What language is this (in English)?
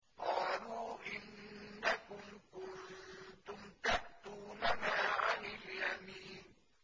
Arabic